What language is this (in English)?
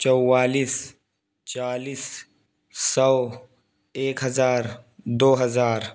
Urdu